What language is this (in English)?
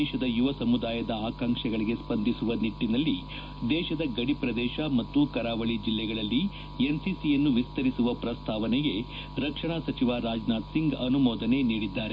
Kannada